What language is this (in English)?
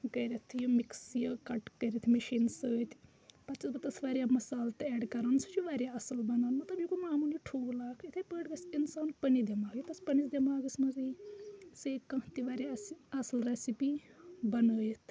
Kashmiri